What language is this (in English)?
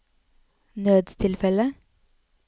Norwegian